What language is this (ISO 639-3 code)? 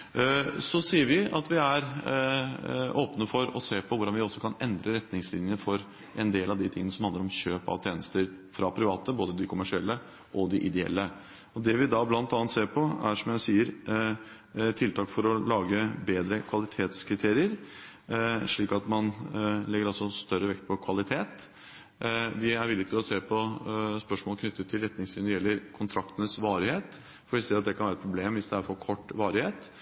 nob